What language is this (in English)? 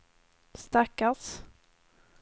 Swedish